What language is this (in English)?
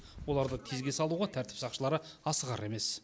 Kazakh